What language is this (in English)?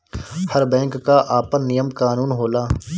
Bhojpuri